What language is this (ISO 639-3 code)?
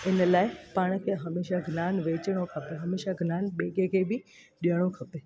snd